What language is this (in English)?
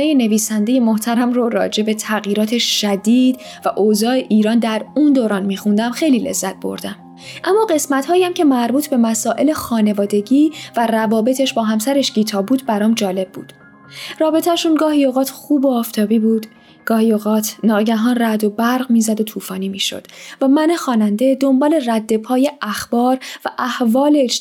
Persian